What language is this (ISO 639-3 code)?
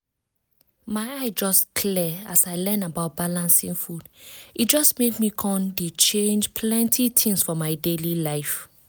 pcm